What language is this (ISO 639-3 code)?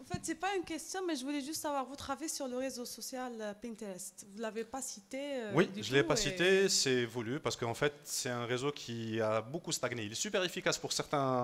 fra